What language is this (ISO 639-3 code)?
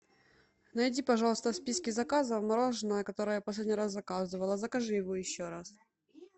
rus